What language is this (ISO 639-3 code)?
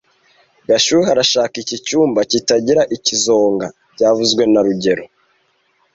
kin